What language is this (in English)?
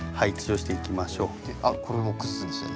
Japanese